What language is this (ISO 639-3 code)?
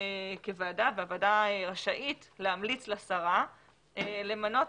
heb